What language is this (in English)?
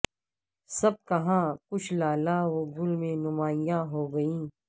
Urdu